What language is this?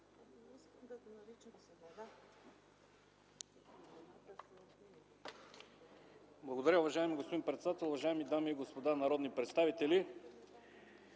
Bulgarian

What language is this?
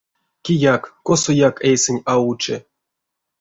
Erzya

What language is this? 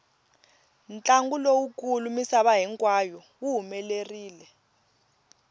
Tsonga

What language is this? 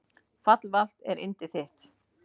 Icelandic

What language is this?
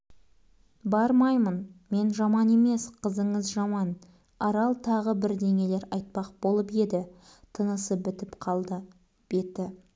Kazakh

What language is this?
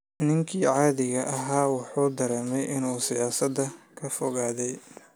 Somali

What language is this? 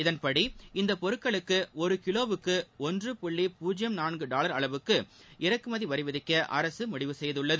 Tamil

